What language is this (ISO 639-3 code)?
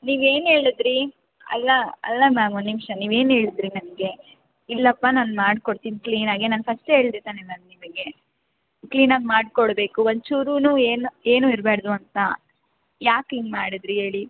kan